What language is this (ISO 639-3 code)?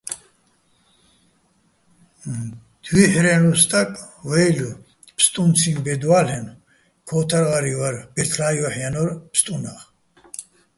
bbl